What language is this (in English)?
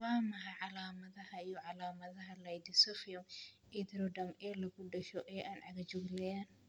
Somali